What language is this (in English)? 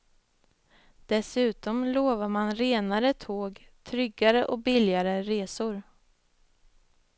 Swedish